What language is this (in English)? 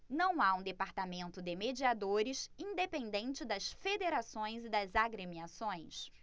Portuguese